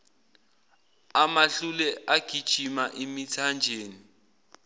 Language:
Zulu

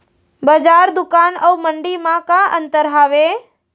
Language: Chhattisgarhi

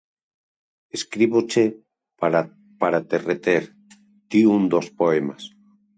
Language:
Galician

